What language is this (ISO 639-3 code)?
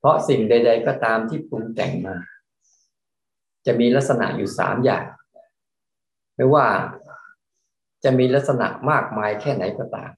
tha